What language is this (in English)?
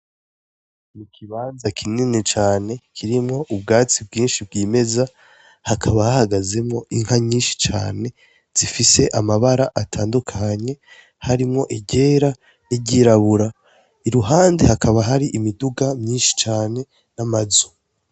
Rundi